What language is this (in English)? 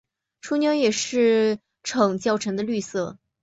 Chinese